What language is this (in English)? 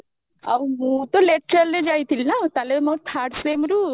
Odia